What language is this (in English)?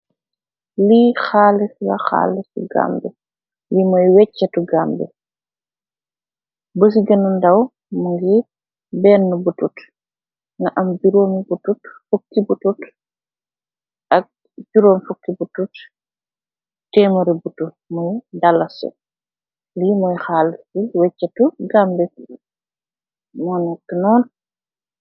Wolof